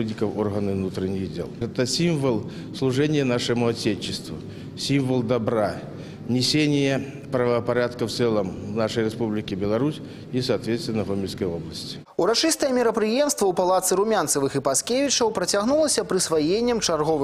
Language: Russian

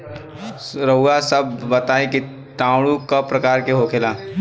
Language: Bhojpuri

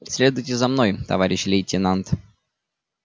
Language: Russian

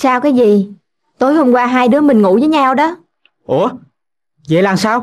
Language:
Vietnamese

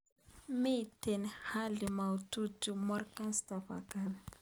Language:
Kalenjin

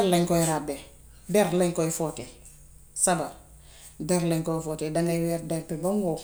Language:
Gambian Wolof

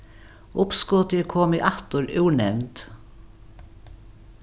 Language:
Faroese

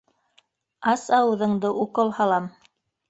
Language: Bashkir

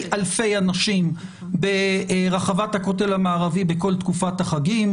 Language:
Hebrew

